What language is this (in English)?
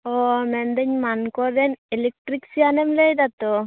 Santali